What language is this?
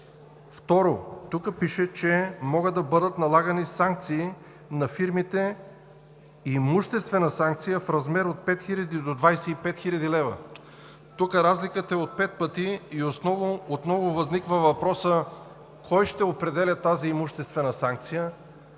Bulgarian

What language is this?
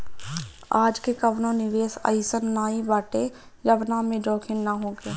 Bhojpuri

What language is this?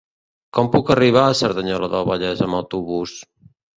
Catalan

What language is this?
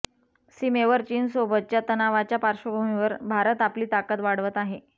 Marathi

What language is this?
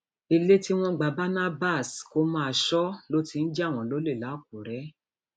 Yoruba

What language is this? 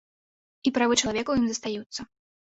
Belarusian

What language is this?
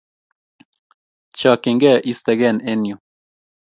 Kalenjin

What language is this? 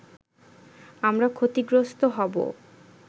Bangla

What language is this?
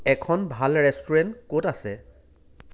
Assamese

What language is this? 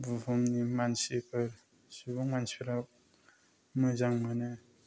Bodo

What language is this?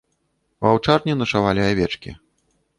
Belarusian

